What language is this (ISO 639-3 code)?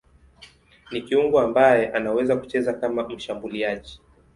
swa